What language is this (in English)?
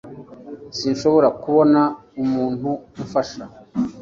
Kinyarwanda